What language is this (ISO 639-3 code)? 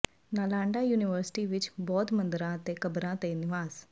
pan